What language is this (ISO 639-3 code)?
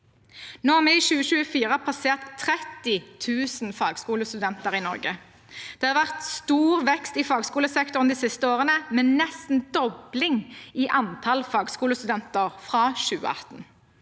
nor